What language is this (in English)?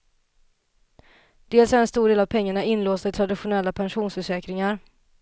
Swedish